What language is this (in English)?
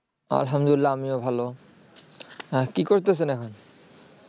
Bangla